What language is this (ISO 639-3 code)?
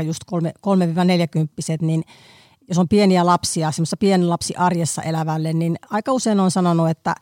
fin